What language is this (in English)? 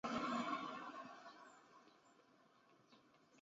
Chinese